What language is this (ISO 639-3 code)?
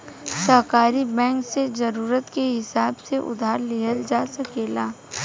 bho